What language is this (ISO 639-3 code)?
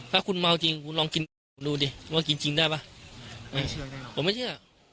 tha